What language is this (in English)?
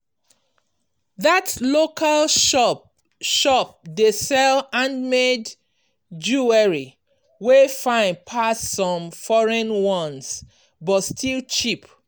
Nigerian Pidgin